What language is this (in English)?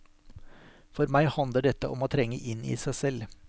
Norwegian